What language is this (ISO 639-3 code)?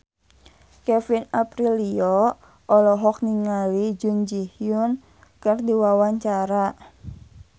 sun